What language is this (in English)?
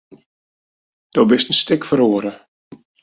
Western Frisian